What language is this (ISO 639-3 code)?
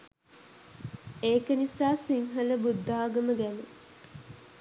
sin